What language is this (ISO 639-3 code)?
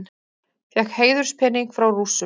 isl